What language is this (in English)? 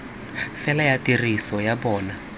Tswana